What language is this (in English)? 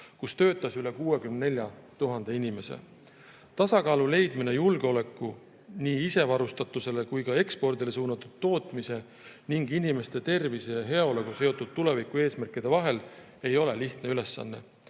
Estonian